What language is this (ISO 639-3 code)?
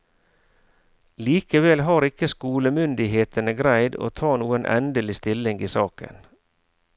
nor